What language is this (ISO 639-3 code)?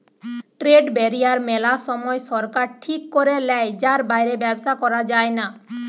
ben